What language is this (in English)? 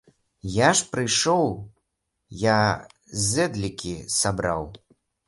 Belarusian